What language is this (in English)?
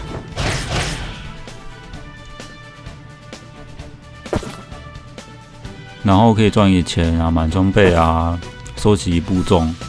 Chinese